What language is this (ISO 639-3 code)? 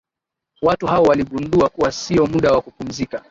swa